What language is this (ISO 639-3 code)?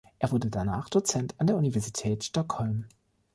deu